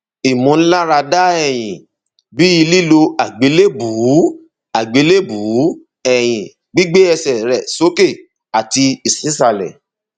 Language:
Yoruba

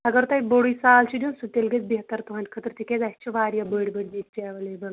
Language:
Kashmiri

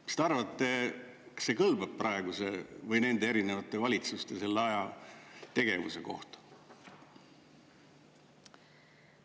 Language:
Estonian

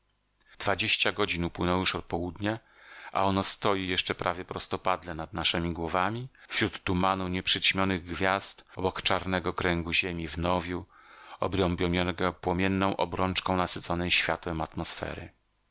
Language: Polish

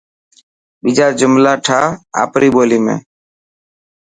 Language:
Dhatki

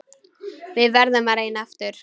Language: Icelandic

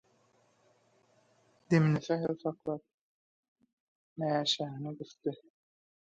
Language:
Turkmen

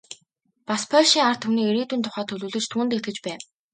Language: Mongolian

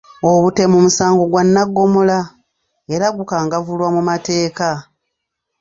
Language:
Ganda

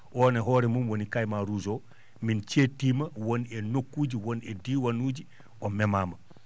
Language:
Fula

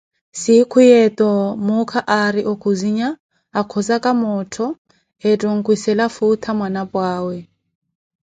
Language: Koti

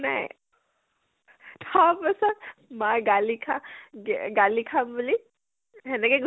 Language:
Assamese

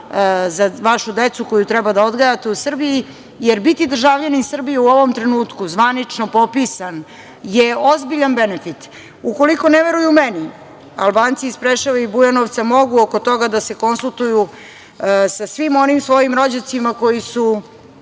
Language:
Serbian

